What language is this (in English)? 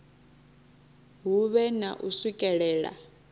Venda